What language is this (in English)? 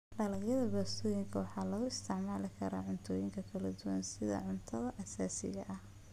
Somali